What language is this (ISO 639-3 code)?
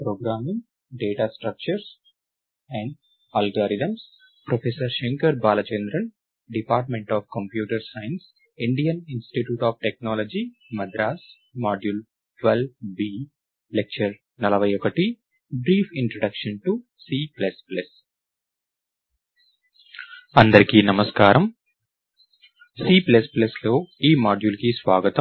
tel